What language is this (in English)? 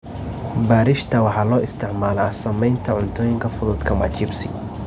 Somali